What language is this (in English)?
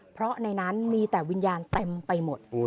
Thai